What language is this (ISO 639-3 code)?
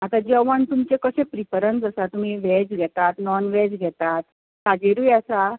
kok